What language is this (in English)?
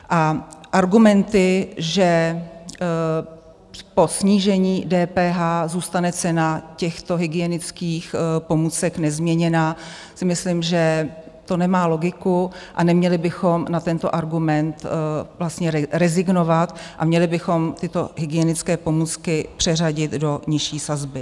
Czech